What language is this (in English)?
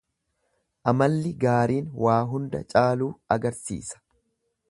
Oromo